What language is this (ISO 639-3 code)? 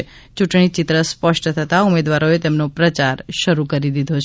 guj